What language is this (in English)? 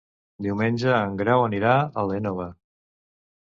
Catalan